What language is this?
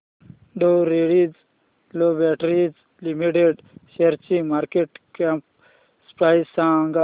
Marathi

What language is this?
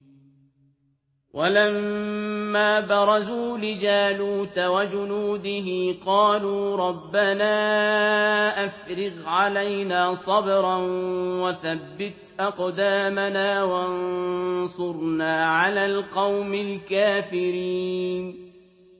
Arabic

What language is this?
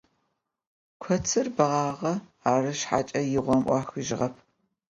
Adyghe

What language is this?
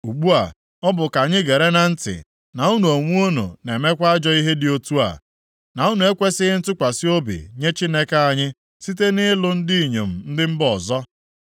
Igbo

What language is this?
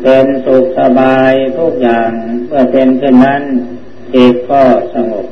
Thai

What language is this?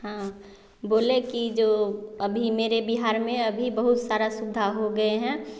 Hindi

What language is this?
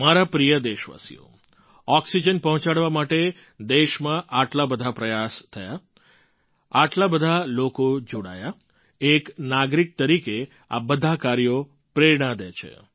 Gujarati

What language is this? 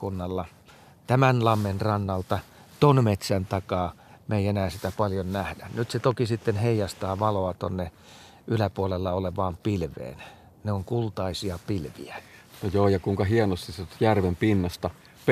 Finnish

